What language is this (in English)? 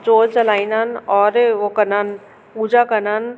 Sindhi